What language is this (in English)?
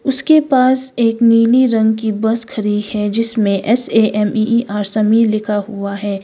Hindi